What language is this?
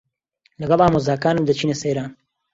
Central Kurdish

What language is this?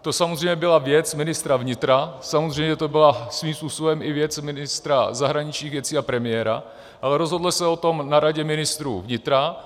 Czech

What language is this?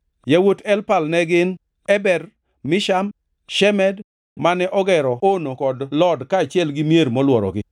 Luo (Kenya and Tanzania)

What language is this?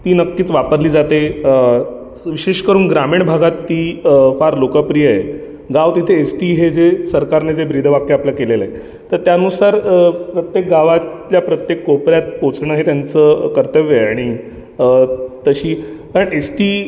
Marathi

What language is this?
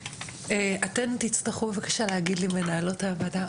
Hebrew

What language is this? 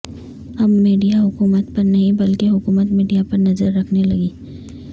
Urdu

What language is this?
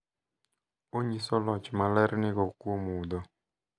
Luo (Kenya and Tanzania)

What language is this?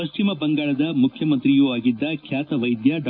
Kannada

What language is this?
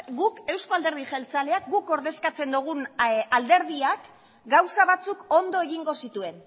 Basque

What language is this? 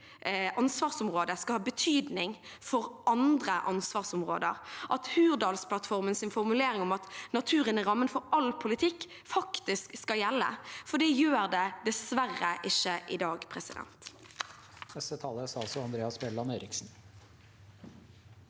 Norwegian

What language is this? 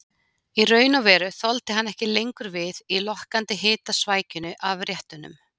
Icelandic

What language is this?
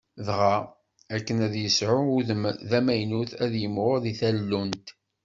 Kabyle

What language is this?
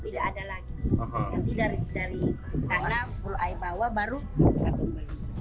Indonesian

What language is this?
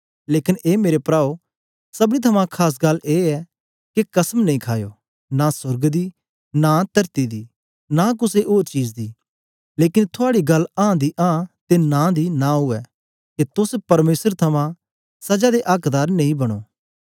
Dogri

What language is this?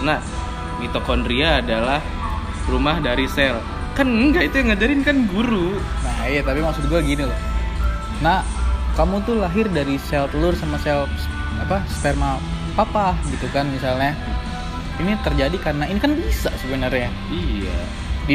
Indonesian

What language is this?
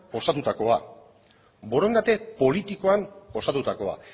Basque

